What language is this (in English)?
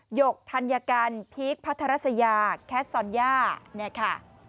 Thai